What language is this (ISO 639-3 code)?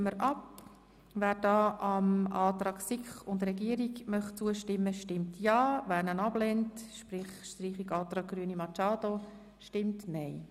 gsw